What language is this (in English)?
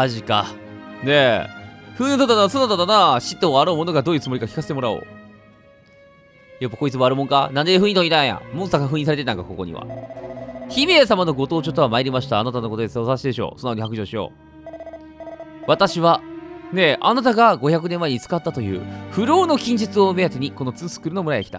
Japanese